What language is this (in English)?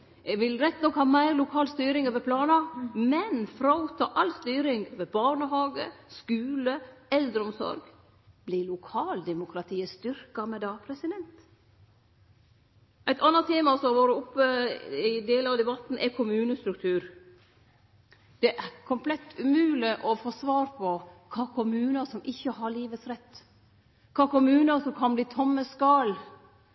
Norwegian Nynorsk